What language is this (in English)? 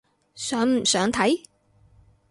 Cantonese